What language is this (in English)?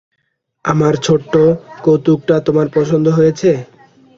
Bangla